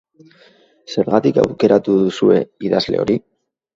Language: Basque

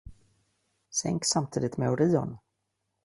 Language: Swedish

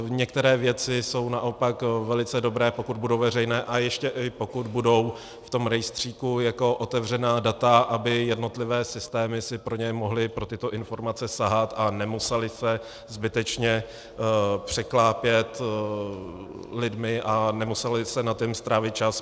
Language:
Czech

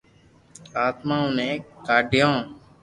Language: Loarki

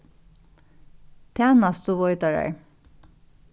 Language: Faroese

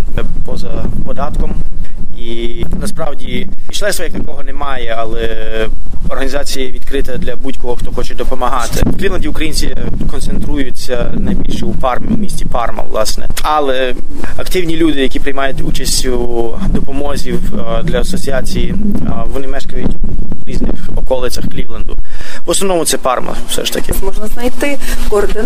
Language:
Ukrainian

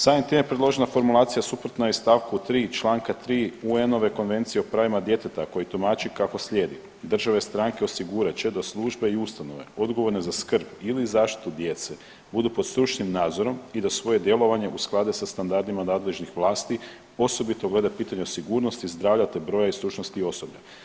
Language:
Croatian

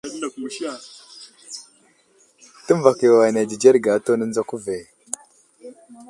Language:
Wuzlam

